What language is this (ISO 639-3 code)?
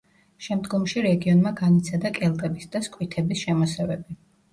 kat